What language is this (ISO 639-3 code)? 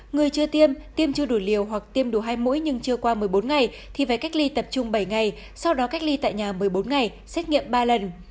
vie